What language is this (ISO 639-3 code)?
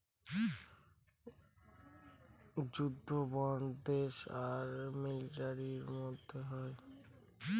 ben